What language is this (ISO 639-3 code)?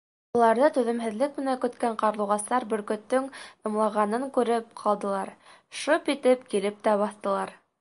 bak